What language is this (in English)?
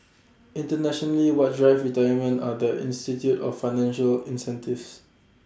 English